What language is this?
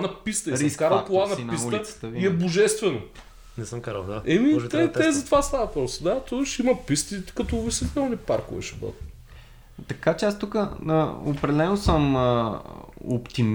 Bulgarian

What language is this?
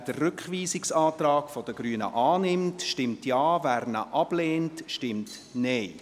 Swiss German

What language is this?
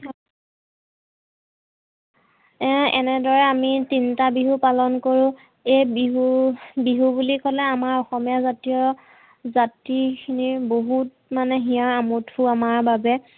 Assamese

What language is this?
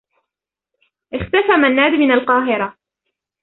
Arabic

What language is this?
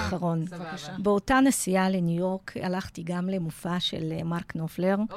Hebrew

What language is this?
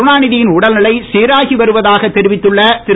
Tamil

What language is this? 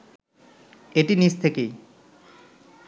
Bangla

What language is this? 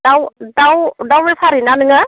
Bodo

